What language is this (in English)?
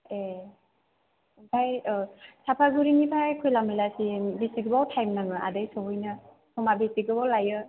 Bodo